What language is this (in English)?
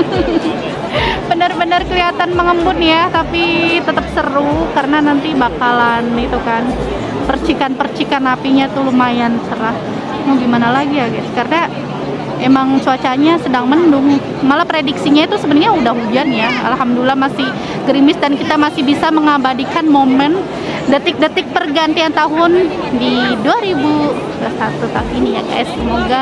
Indonesian